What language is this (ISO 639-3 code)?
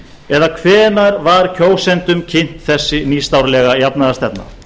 isl